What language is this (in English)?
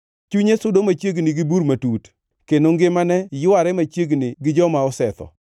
Luo (Kenya and Tanzania)